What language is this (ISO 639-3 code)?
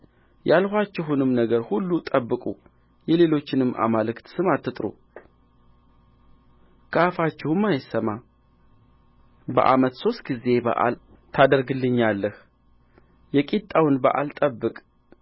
amh